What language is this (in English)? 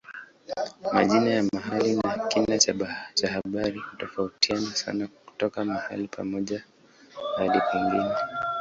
Swahili